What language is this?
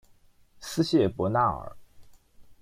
Chinese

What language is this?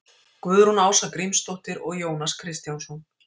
Icelandic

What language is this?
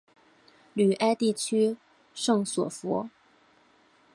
Chinese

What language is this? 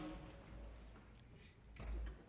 Danish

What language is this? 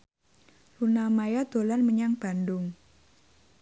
Javanese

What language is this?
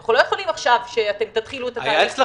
Hebrew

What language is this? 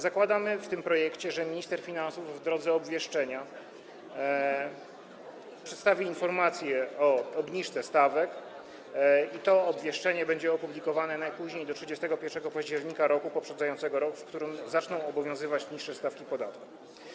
Polish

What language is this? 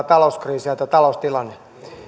Finnish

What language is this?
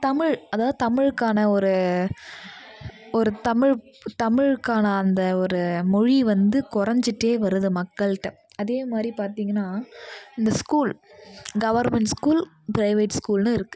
Tamil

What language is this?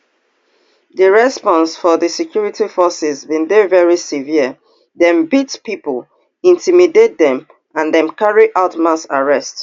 Nigerian Pidgin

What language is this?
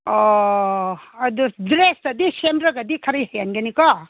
Manipuri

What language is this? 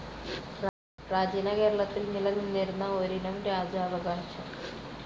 Malayalam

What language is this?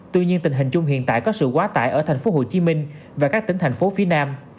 Vietnamese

